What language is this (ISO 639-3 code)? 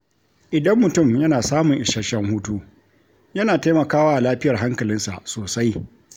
hau